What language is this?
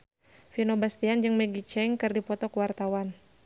Sundanese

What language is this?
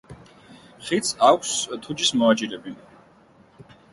Georgian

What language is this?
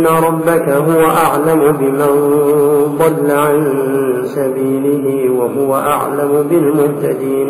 Arabic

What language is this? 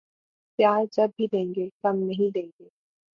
Urdu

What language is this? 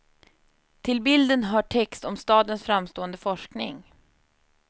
Swedish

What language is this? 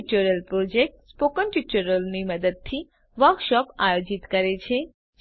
Gujarati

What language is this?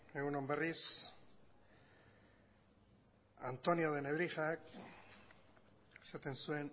Basque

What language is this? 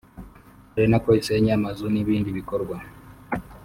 Kinyarwanda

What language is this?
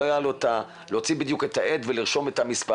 Hebrew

